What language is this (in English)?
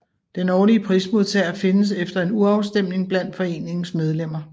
Danish